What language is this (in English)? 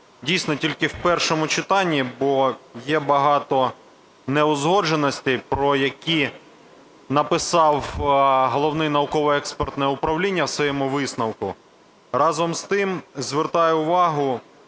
Ukrainian